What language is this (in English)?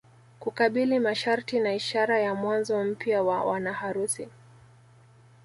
Swahili